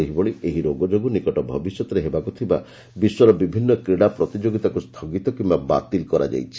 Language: Odia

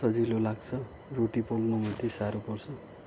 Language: Nepali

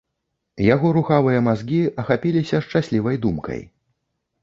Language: Belarusian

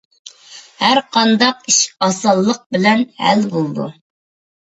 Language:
Uyghur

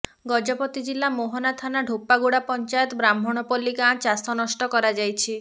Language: Odia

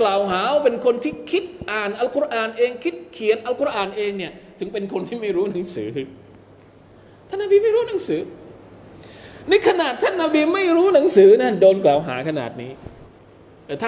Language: Thai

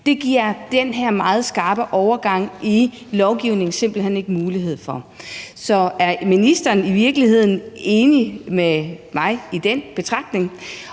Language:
Danish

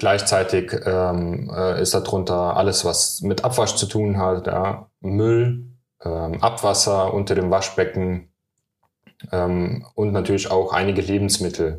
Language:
German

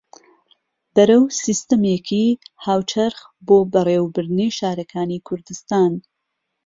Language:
Central Kurdish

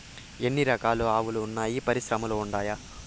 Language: Telugu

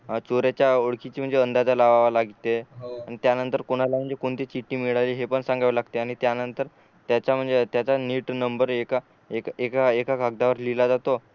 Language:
Marathi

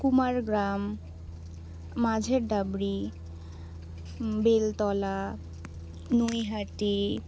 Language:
Bangla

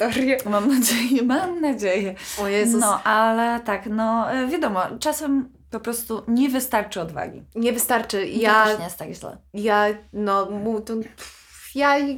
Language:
Polish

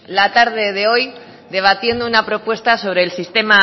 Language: Spanish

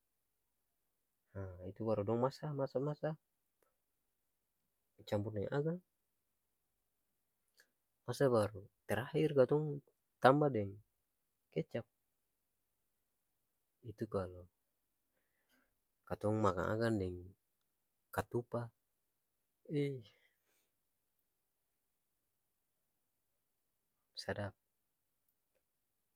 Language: Ambonese Malay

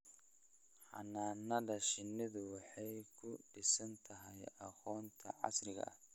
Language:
Somali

